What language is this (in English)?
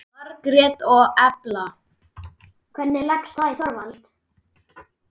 Icelandic